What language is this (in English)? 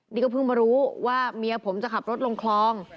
Thai